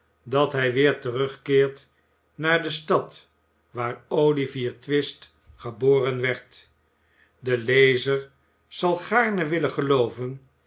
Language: Dutch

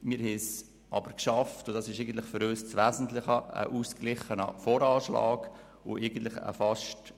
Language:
Swiss German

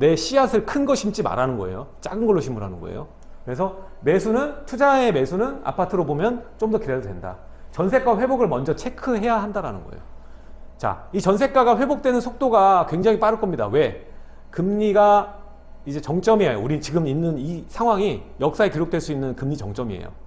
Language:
Korean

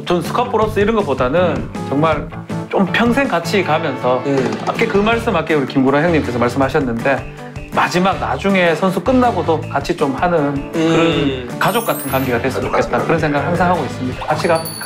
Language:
Korean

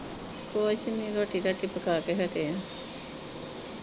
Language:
Punjabi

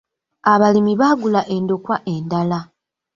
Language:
Ganda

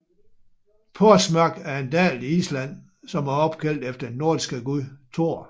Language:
Danish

